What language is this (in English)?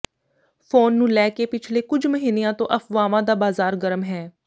Punjabi